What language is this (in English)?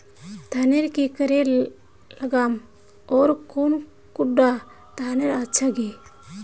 Magahi